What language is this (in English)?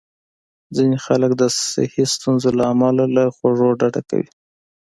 Pashto